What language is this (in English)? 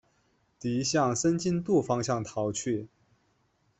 Chinese